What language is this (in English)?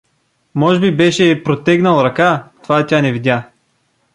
Bulgarian